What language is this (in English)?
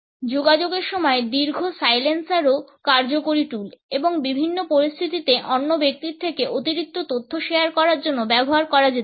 Bangla